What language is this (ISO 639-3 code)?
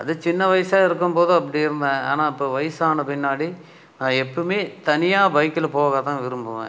tam